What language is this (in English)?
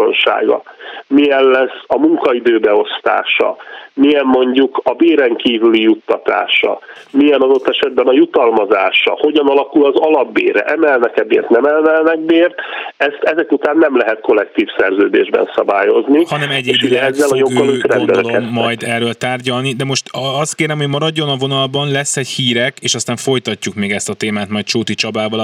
Hungarian